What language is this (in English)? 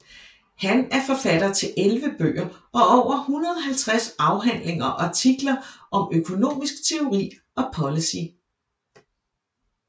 Danish